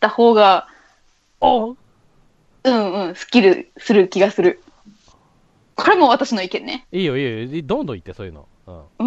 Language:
Japanese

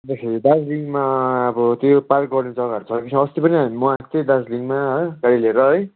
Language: Nepali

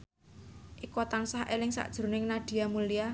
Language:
Javanese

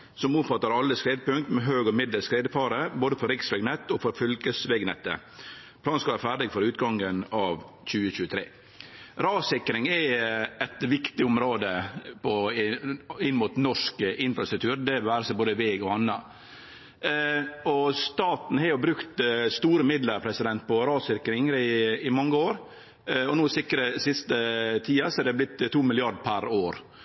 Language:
Norwegian Nynorsk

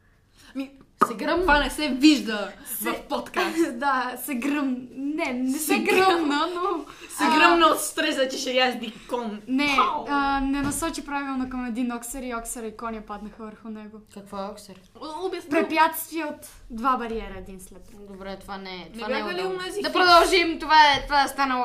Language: Bulgarian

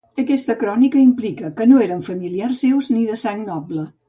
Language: Catalan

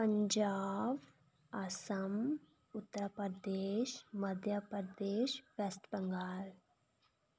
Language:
Dogri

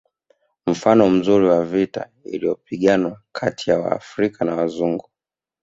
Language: Swahili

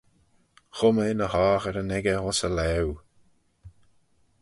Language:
Manx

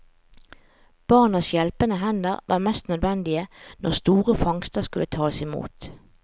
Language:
Norwegian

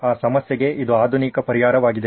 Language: Kannada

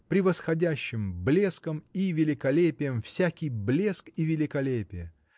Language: Russian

